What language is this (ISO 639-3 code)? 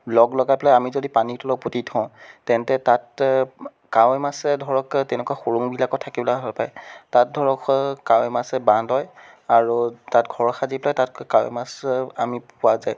asm